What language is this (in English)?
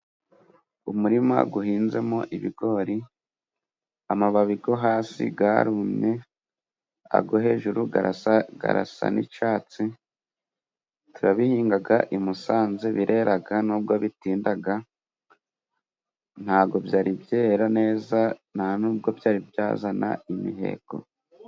Kinyarwanda